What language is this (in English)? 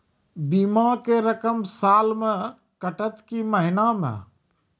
Maithili